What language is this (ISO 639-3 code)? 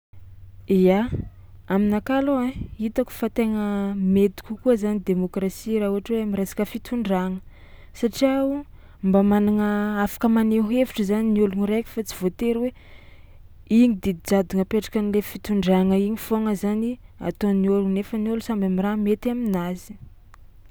xmw